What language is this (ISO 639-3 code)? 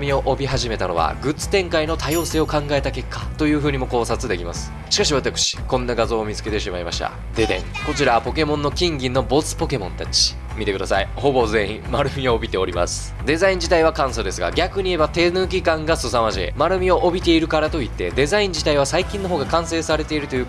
jpn